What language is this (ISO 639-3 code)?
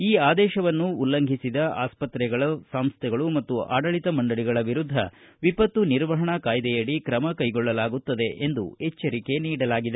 kan